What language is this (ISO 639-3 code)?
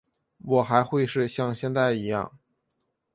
zho